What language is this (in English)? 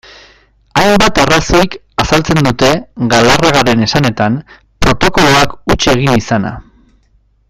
Basque